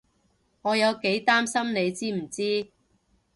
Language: Cantonese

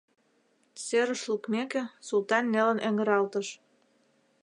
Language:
Mari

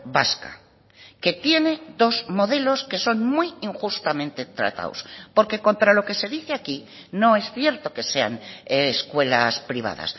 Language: Spanish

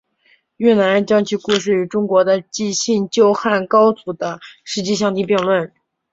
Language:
Chinese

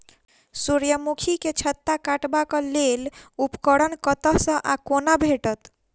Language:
Maithili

